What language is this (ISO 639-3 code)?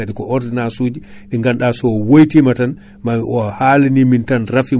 ful